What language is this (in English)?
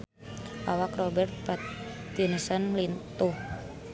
Sundanese